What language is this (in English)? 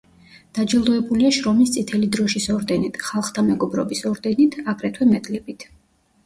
Georgian